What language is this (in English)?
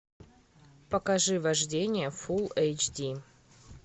Russian